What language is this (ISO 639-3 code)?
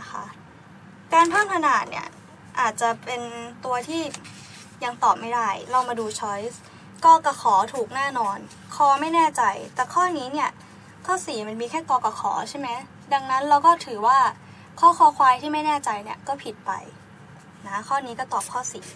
tha